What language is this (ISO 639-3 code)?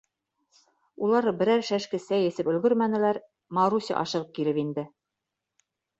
bak